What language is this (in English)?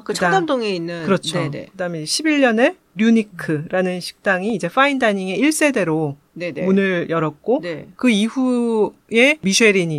Korean